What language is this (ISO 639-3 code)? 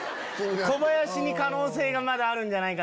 jpn